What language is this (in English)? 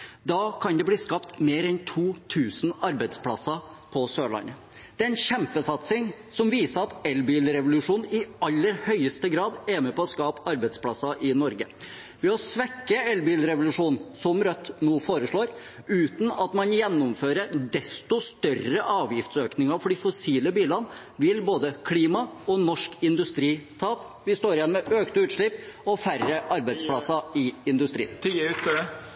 Norwegian Bokmål